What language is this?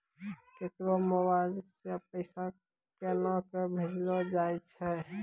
Maithili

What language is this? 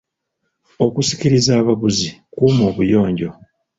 Ganda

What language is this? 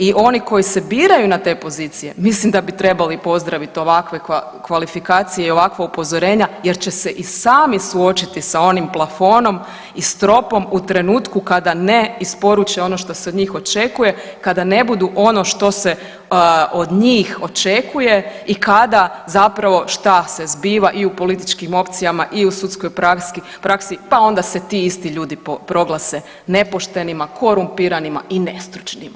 Croatian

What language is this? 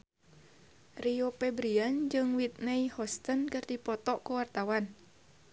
Sundanese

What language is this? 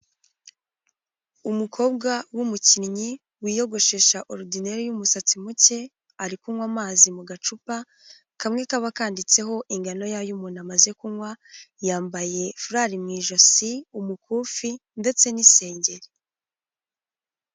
Kinyarwanda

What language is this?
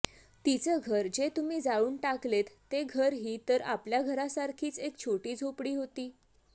Marathi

